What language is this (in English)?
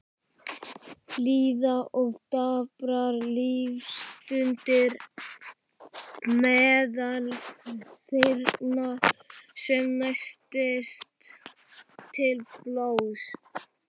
Icelandic